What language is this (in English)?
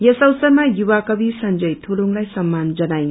Nepali